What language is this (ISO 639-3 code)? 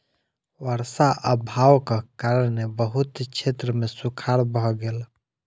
mai